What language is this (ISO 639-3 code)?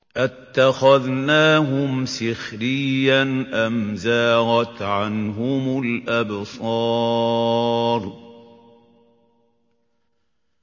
ara